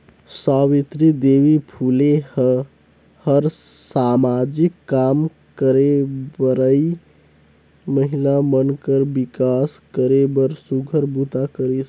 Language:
Chhattisgarhi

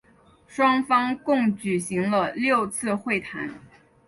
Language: Chinese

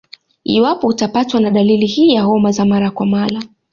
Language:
Swahili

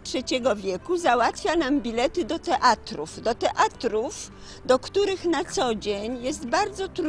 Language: Polish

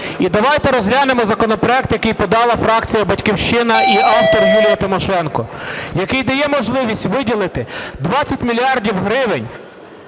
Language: Ukrainian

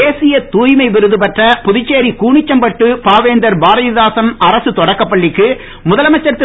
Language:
Tamil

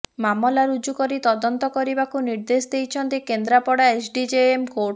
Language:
Odia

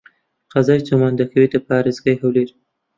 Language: Central Kurdish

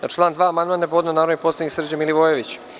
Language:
Serbian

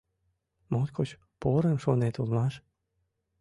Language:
Mari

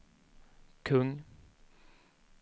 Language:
Swedish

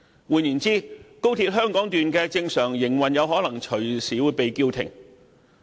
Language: Cantonese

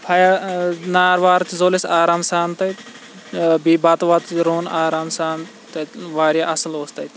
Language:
Kashmiri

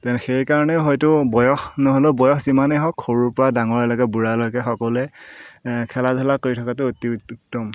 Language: Assamese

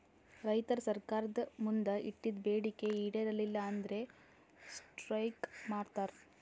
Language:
Kannada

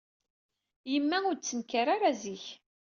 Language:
Kabyle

